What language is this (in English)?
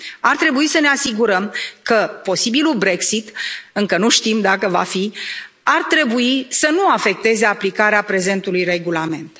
Romanian